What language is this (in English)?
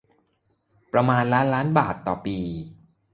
Thai